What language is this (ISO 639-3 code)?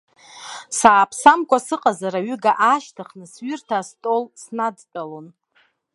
abk